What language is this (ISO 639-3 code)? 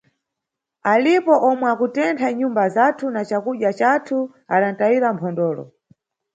nyu